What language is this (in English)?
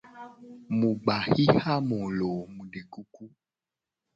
Gen